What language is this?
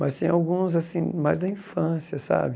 Portuguese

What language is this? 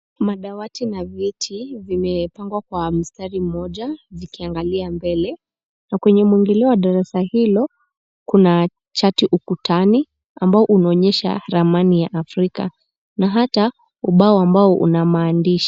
Swahili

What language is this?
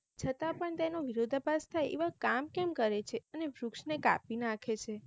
Gujarati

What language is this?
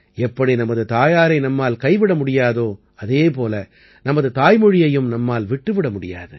Tamil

